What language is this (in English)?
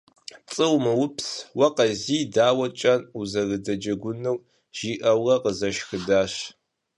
Kabardian